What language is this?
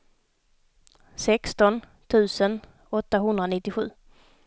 Swedish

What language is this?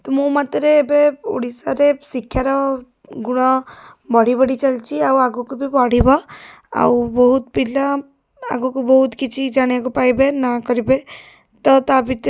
Odia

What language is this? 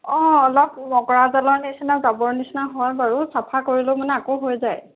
Assamese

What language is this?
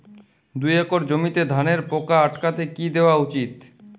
Bangla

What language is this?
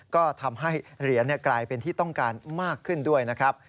Thai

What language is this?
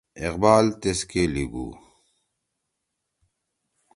Torwali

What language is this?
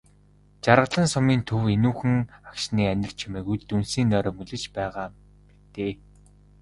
Mongolian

